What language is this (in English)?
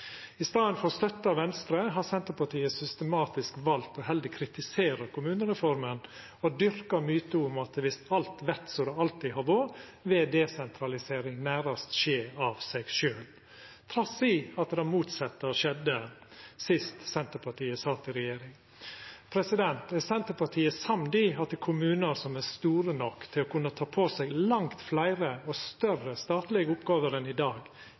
Norwegian Nynorsk